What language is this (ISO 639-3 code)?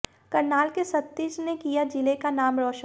hin